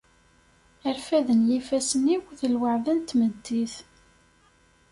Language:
Kabyle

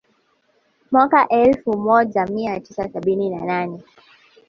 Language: Swahili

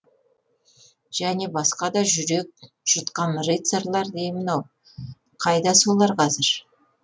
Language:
Kazakh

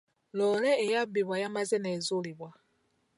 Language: Ganda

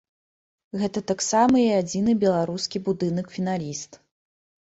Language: Belarusian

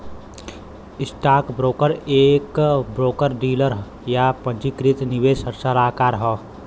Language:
Bhojpuri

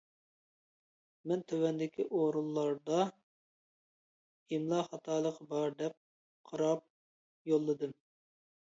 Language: Uyghur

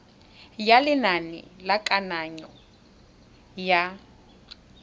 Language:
Tswana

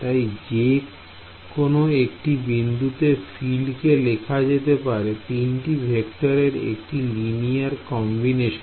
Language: Bangla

